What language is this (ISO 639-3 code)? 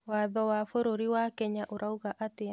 kik